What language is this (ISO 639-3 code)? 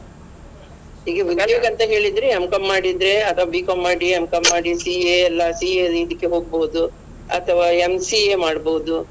kan